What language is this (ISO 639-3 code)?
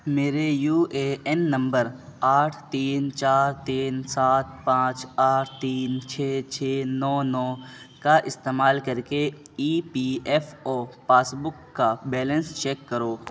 urd